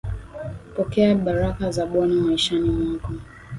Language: Swahili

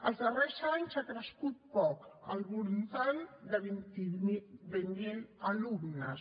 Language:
Catalan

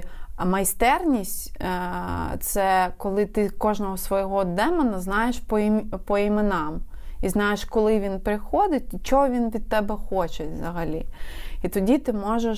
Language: Ukrainian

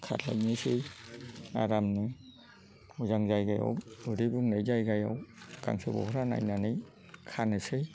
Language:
Bodo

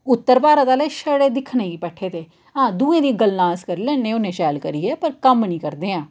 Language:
Dogri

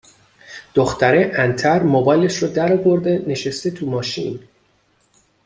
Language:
Persian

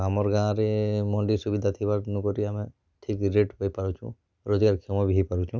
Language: Odia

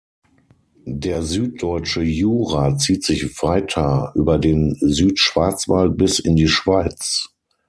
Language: German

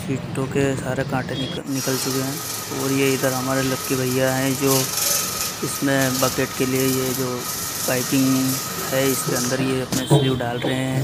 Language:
Hindi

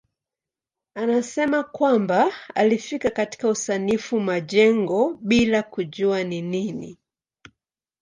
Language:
Swahili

